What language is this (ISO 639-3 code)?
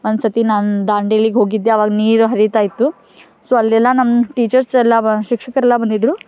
kan